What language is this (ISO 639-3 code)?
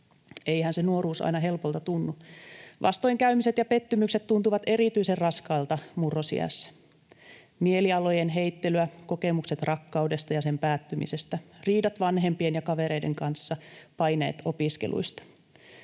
fin